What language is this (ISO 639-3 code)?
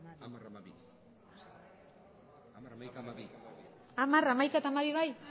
eus